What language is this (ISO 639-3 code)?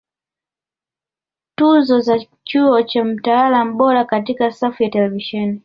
swa